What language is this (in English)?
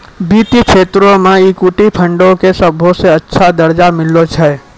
Maithili